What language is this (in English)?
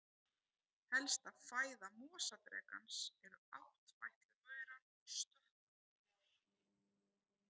Icelandic